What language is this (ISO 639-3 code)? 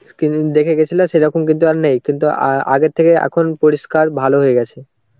ben